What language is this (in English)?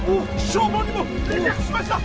Japanese